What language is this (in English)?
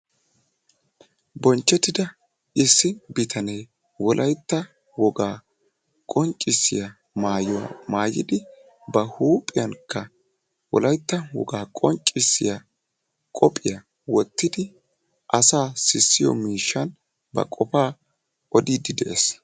Wolaytta